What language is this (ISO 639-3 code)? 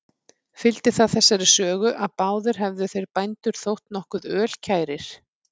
isl